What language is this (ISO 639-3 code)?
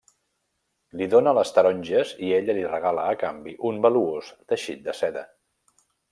cat